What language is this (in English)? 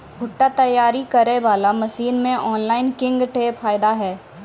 Maithili